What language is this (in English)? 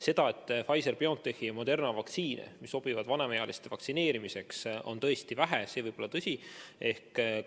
Estonian